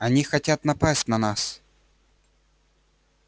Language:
Russian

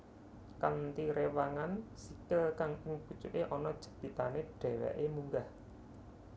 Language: Javanese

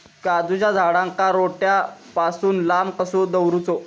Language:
Marathi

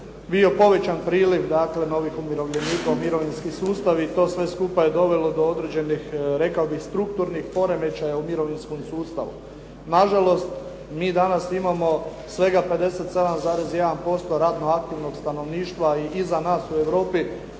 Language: Croatian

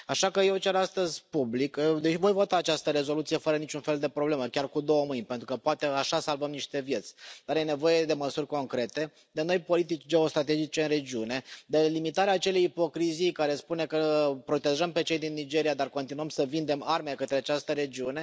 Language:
Romanian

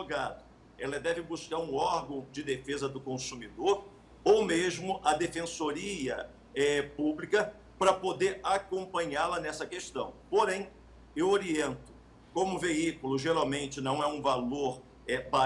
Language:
Portuguese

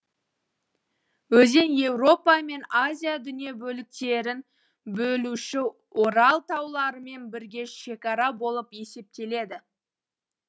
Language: Kazakh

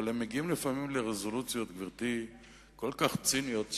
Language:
Hebrew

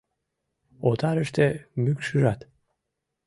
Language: Mari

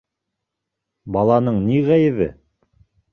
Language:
Bashkir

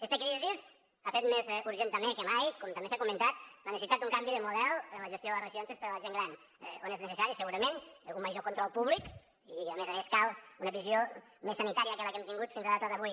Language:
Catalan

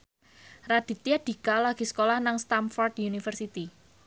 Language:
Javanese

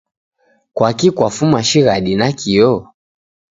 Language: Taita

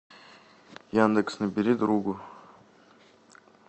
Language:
Russian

